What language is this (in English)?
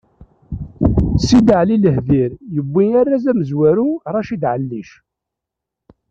Kabyle